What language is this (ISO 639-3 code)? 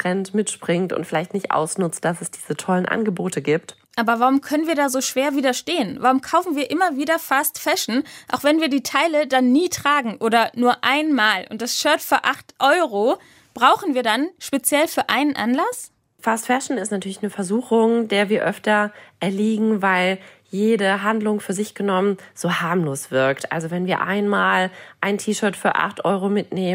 deu